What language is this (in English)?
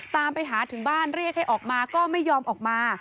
Thai